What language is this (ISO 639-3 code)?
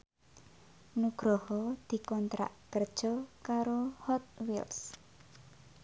jav